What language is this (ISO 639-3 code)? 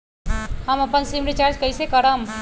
mag